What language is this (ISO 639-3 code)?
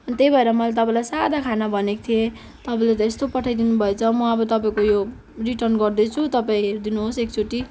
nep